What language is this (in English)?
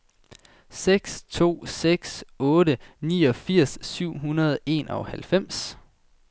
Danish